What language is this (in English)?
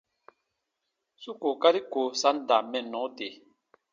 Baatonum